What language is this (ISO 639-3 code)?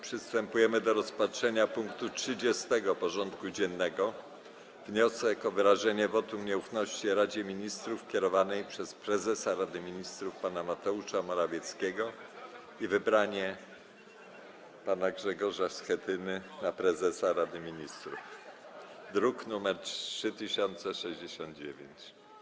pol